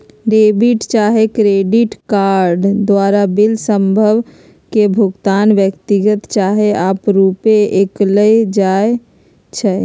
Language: Magahi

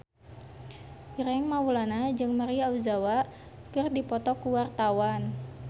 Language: Sundanese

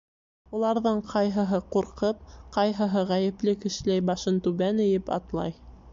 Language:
Bashkir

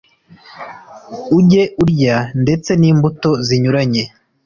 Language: Kinyarwanda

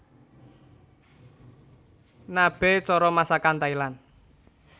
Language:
Javanese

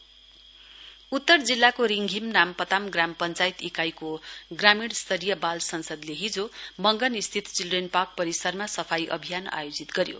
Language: Nepali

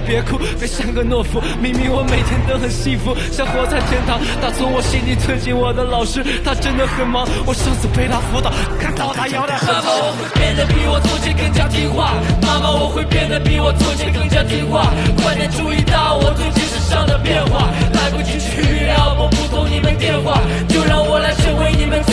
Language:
Chinese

